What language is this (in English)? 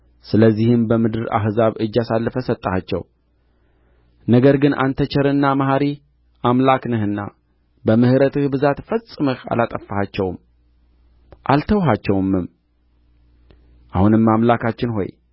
Amharic